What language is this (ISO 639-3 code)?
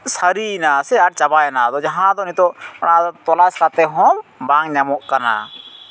sat